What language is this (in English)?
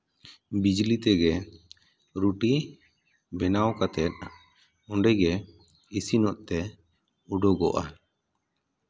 Santali